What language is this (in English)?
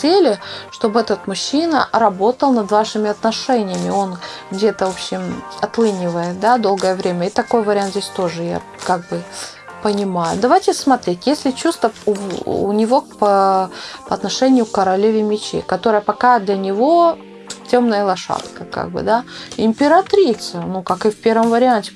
Russian